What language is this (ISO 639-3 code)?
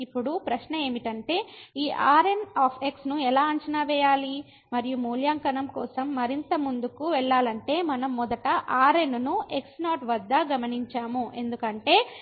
tel